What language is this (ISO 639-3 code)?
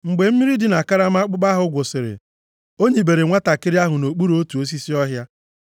ibo